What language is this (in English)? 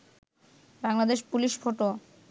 Bangla